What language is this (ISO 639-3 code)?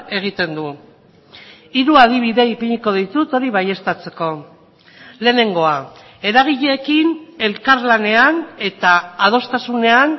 eus